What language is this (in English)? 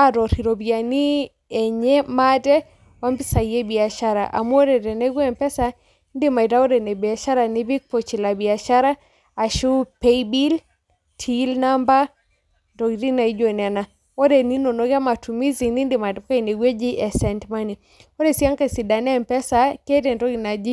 Masai